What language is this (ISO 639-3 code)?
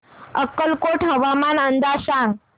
mar